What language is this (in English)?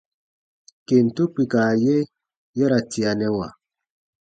Baatonum